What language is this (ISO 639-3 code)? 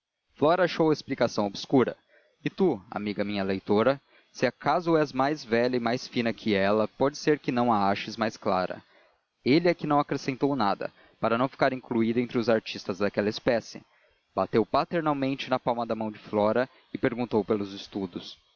por